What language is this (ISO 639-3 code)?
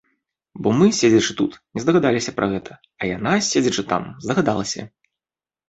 bel